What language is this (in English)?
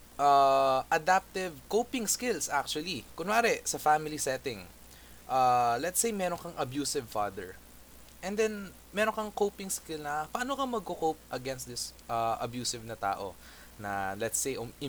Filipino